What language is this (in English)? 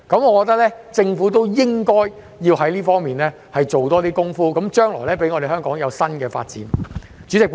Cantonese